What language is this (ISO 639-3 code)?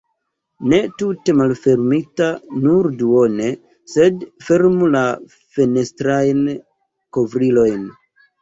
epo